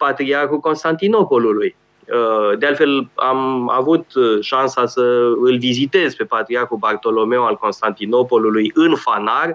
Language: Romanian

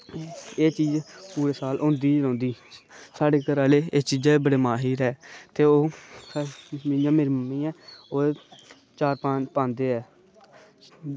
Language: Dogri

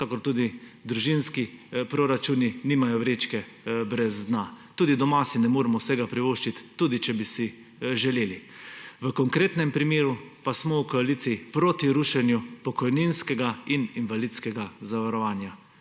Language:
Slovenian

